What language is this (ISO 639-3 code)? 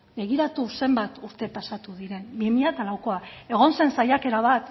eus